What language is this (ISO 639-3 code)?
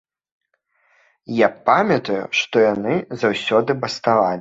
bel